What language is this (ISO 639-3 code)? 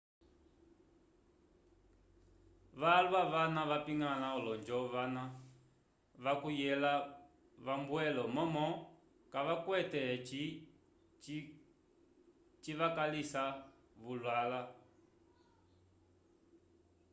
umb